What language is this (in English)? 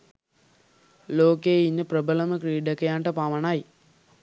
Sinhala